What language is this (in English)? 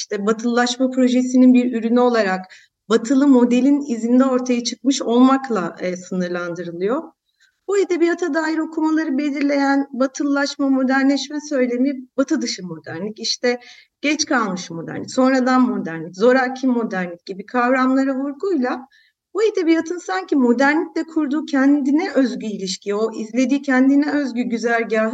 Turkish